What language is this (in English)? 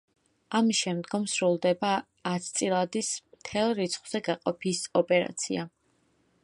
Georgian